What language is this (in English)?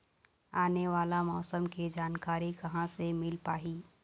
Chhattisgarhi